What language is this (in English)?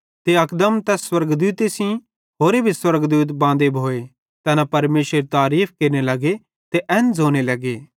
Bhadrawahi